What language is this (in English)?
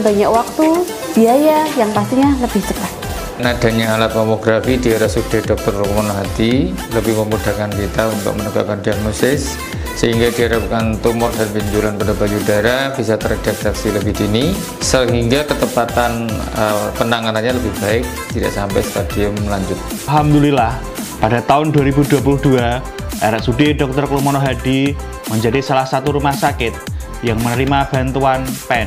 Indonesian